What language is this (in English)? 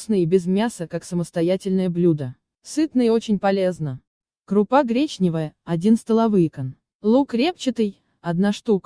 Russian